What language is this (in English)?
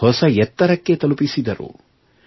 Kannada